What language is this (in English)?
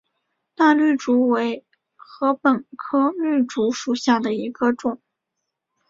Chinese